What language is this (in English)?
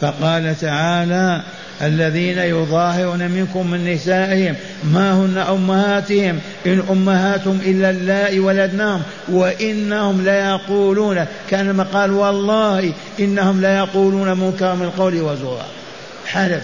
Arabic